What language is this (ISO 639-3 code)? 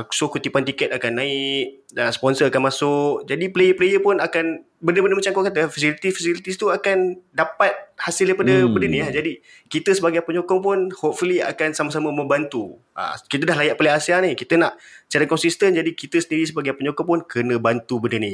msa